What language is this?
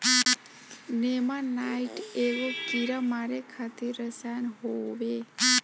Bhojpuri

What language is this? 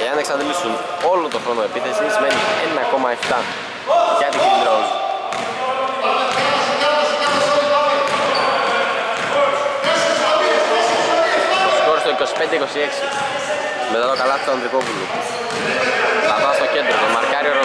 Greek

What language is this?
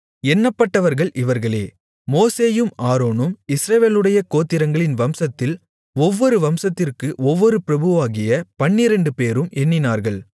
Tamil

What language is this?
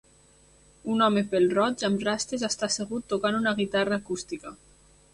Catalan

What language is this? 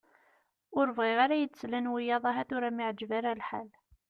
Kabyle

